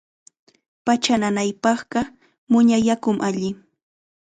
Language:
Chiquián Ancash Quechua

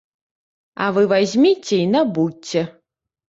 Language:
Belarusian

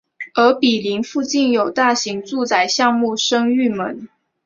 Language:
Chinese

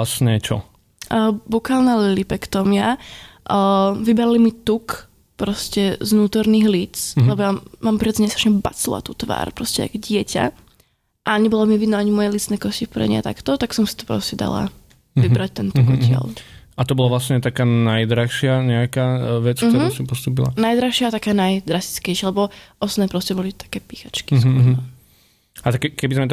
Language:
Slovak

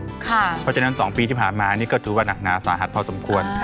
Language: Thai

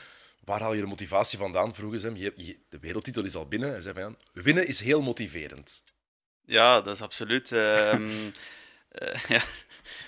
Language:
Dutch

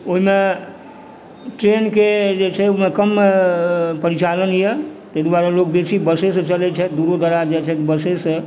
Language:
Maithili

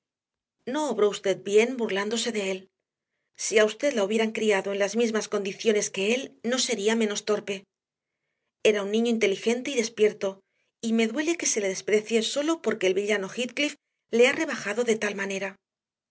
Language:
Spanish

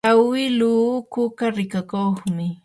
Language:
Yanahuanca Pasco Quechua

